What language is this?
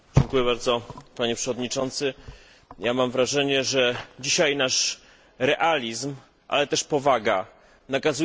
Polish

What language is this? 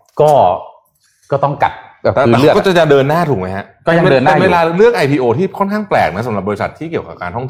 Thai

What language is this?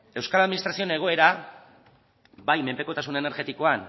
Basque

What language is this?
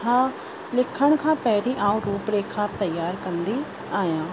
Sindhi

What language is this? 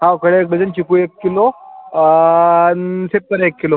Marathi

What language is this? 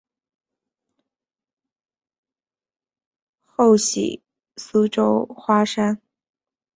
Chinese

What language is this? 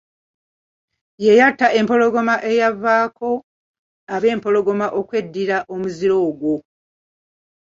Ganda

